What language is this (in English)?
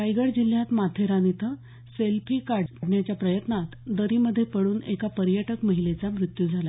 Marathi